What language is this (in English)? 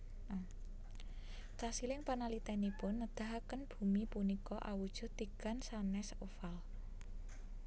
Javanese